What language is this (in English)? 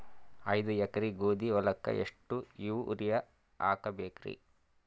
Kannada